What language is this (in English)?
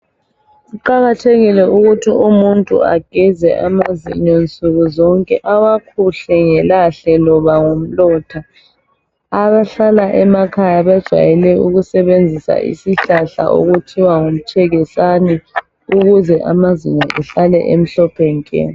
North Ndebele